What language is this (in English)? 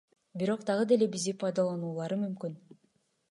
Kyrgyz